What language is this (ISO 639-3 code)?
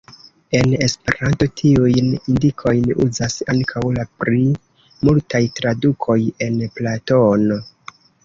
epo